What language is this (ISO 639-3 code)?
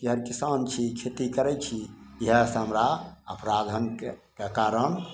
mai